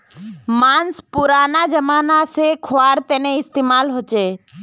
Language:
Magahi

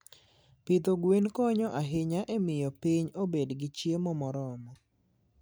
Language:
Luo (Kenya and Tanzania)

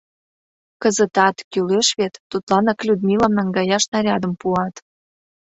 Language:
Mari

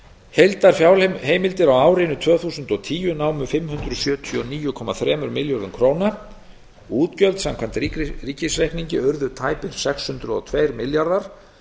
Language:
Icelandic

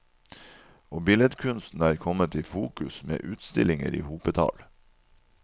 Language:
Norwegian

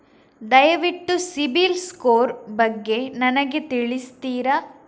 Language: Kannada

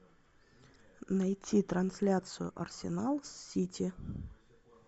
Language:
Russian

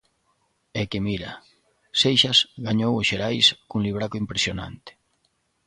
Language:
Galician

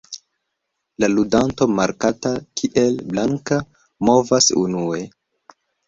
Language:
Esperanto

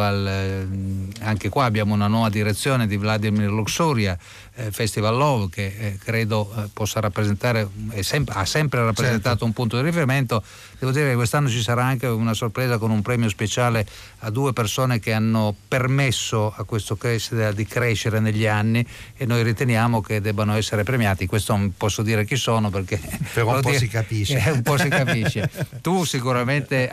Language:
Italian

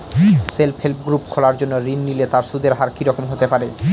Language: Bangla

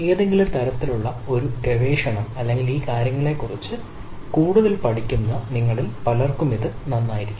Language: Malayalam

